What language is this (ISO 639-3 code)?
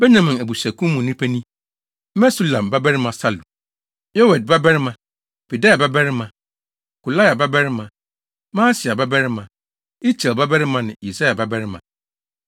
aka